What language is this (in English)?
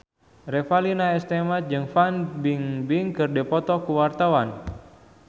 Sundanese